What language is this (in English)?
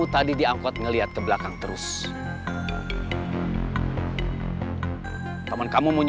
Indonesian